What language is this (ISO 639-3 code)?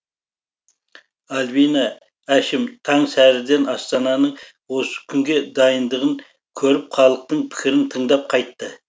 kaz